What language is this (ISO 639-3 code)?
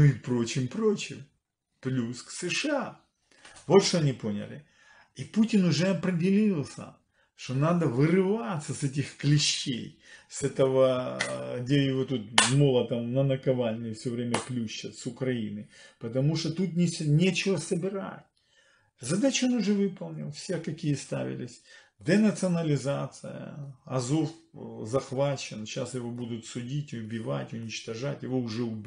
rus